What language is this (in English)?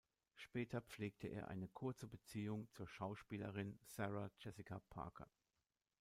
German